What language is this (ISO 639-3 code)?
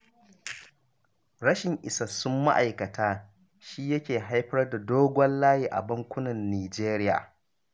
hau